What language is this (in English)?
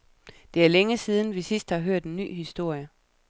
Danish